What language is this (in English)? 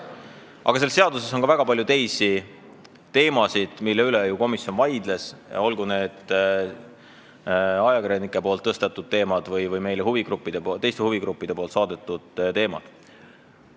Estonian